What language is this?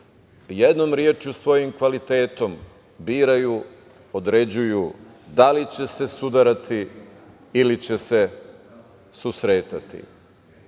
Serbian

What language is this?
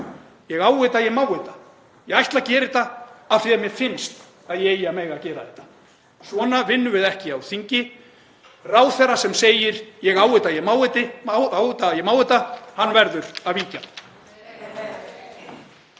Icelandic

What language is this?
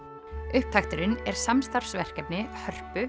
Icelandic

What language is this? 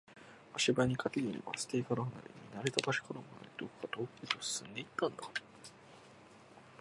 Japanese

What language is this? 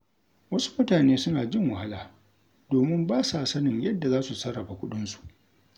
Hausa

